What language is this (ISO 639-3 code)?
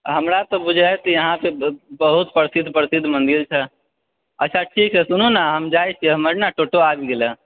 mai